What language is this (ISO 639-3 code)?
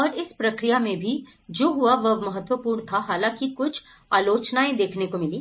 hin